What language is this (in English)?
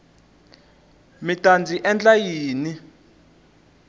Tsonga